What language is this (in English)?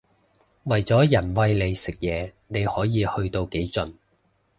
Cantonese